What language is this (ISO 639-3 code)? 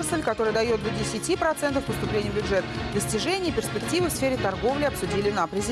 rus